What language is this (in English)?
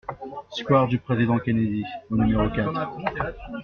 French